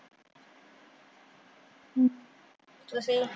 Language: Punjabi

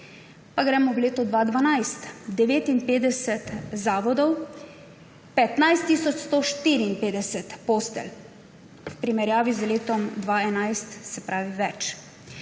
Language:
Slovenian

